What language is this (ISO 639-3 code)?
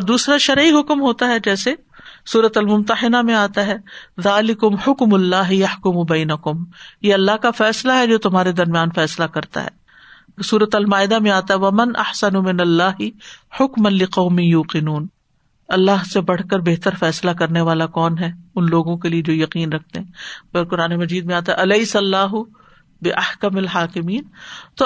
urd